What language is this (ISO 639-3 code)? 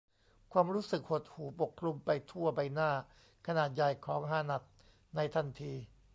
tha